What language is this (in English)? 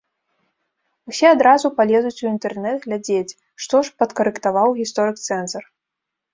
Belarusian